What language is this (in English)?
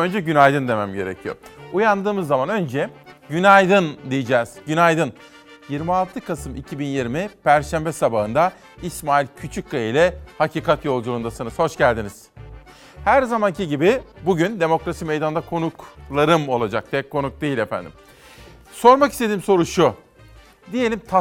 Turkish